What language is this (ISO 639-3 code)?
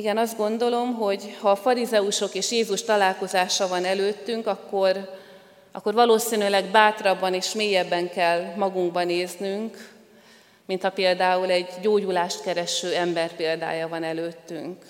hun